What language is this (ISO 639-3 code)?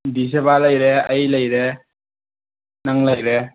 mni